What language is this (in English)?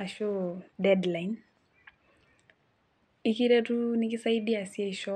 Masai